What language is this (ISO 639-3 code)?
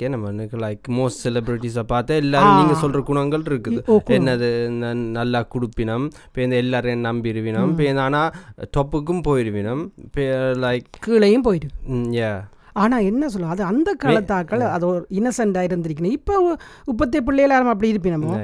tam